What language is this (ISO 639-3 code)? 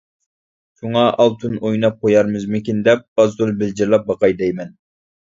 uig